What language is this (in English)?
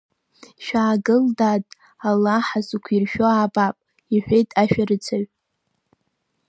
Abkhazian